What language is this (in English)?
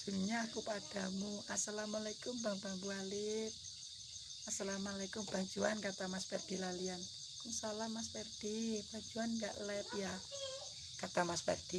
Indonesian